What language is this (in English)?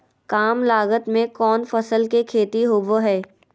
Magahi